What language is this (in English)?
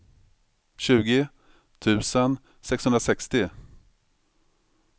Swedish